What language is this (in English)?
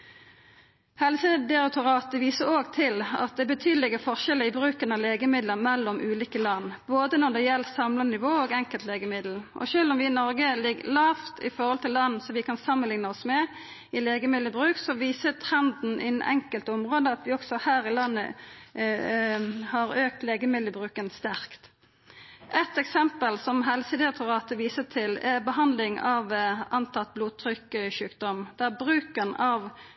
Norwegian Nynorsk